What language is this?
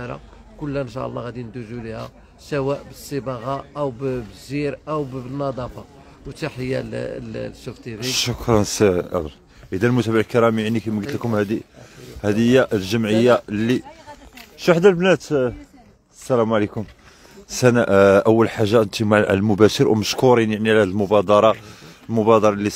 Arabic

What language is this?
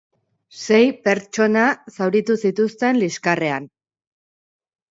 Basque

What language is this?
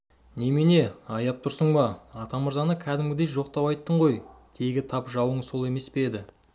Kazakh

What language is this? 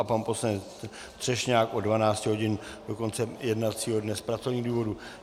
Czech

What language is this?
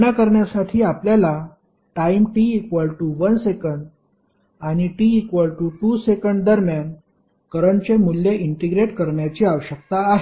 Marathi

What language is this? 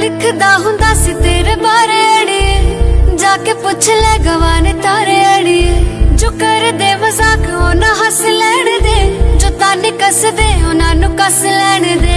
Hindi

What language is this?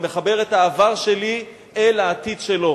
Hebrew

